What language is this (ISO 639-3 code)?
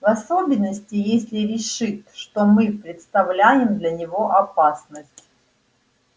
rus